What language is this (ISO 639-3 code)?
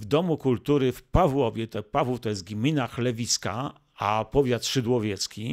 pol